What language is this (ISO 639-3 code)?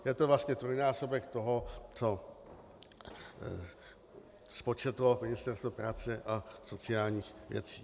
ces